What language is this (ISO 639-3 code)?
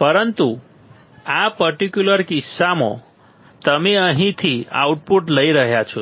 guj